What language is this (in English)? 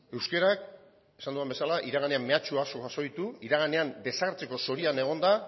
Basque